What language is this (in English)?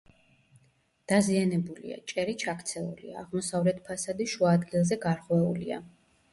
Georgian